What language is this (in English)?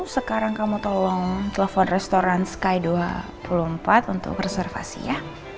Indonesian